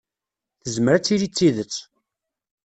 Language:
Kabyle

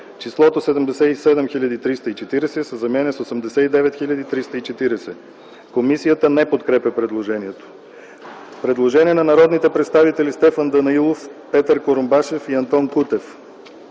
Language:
Bulgarian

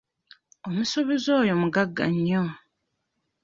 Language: Ganda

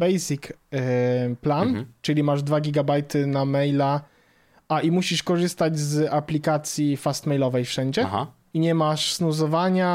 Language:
Polish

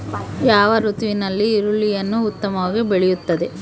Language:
Kannada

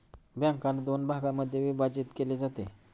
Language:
Marathi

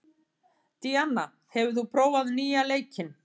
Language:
Icelandic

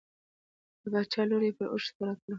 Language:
Pashto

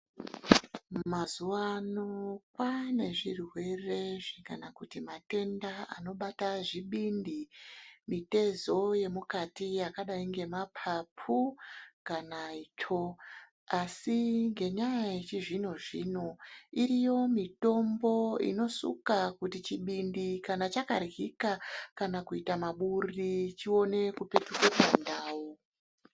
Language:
Ndau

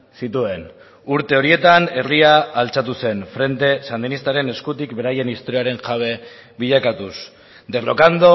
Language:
Basque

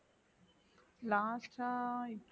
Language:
Tamil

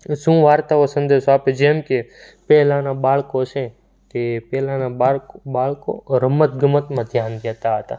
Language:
Gujarati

